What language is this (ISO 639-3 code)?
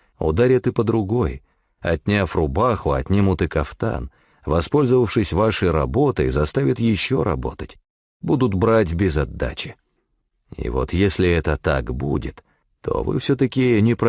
rus